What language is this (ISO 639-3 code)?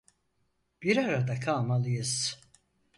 tur